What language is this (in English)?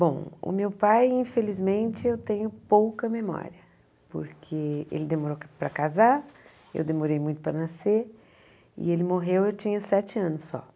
Portuguese